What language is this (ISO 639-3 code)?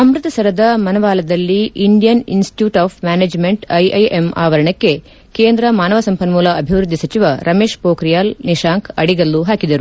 kan